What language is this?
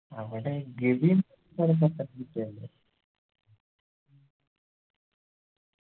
Malayalam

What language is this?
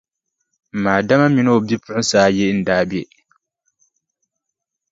Dagbani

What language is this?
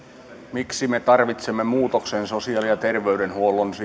Finnish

